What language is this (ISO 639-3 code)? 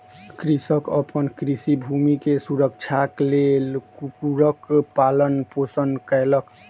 mai